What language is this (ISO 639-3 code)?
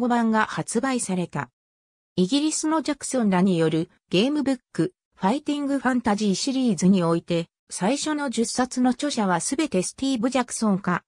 jpn